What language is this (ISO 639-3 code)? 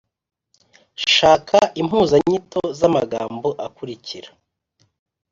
kin